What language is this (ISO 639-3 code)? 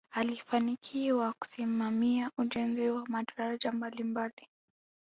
swa